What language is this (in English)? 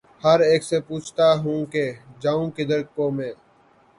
Urdu